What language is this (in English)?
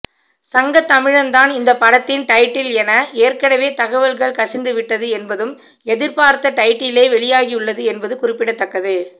Tamil